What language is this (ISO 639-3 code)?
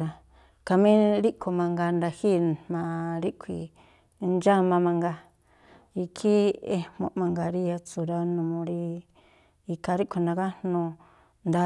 tpl